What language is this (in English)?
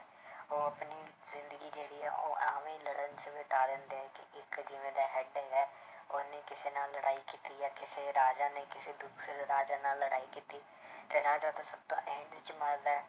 Punjabi